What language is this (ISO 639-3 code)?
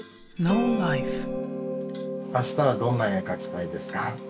jpn